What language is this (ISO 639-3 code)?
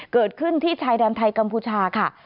tha